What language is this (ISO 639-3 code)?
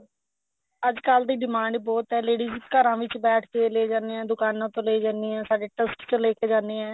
pan